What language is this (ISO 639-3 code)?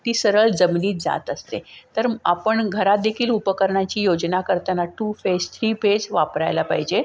mar